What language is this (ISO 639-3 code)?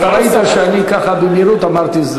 heb